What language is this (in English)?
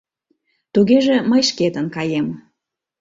Mari